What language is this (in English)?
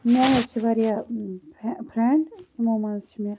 Kashmiri